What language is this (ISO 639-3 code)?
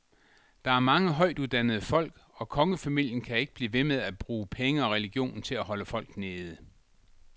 dan